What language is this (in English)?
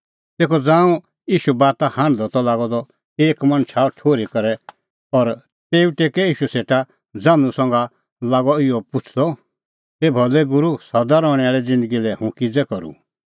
Kullu Pahari